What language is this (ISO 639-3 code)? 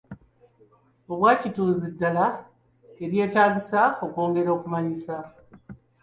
lug